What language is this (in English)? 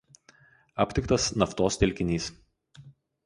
Lithuanian